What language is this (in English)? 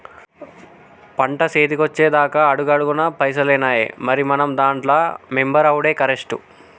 Telugu